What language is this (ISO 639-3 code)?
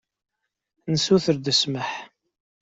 kab